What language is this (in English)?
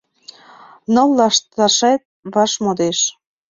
Mari